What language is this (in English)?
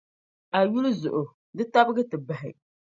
Dagbani